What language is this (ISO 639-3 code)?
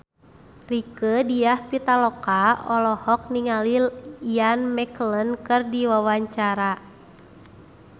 sun